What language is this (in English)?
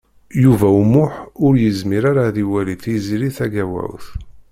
Kabyle